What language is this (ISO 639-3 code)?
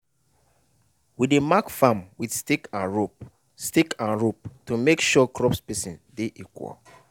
pcm